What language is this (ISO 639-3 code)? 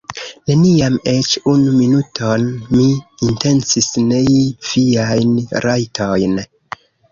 epo